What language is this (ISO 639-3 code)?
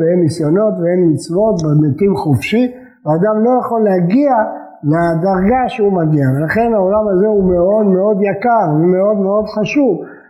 heb